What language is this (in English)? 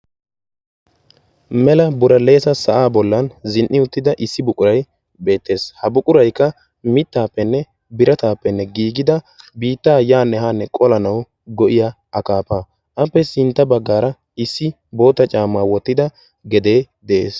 Wolaytta